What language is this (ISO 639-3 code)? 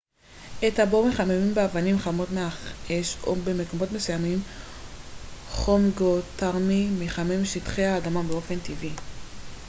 heb